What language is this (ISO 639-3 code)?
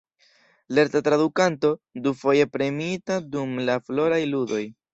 epo